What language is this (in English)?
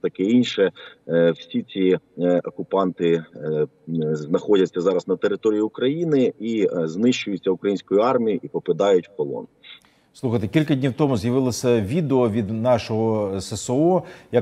Ukrainian